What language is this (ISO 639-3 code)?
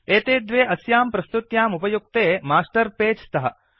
san